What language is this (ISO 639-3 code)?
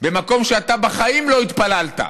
heb